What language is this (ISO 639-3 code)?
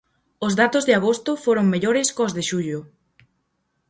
glg